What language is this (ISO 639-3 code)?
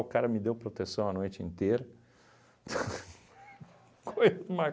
por